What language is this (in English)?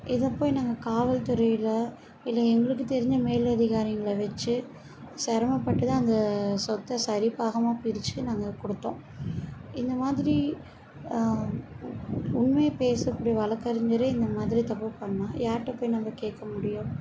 Tamil